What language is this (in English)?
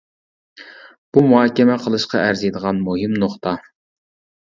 Uyghur